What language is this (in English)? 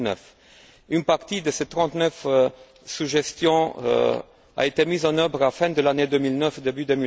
French